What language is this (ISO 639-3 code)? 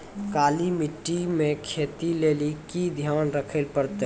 mai